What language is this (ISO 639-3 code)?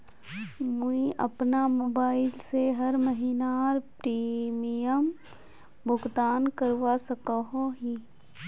mag